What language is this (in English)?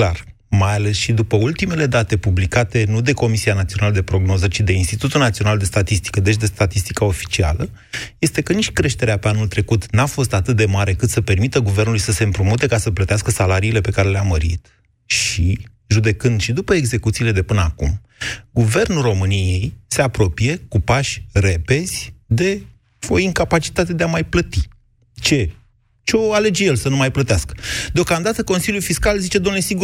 Romanian